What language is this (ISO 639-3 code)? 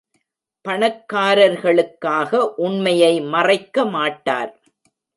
tam